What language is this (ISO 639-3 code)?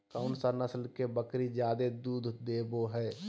mag